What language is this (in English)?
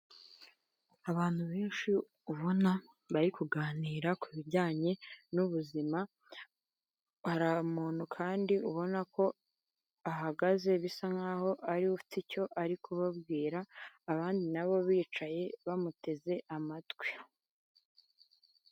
Kinyarwanda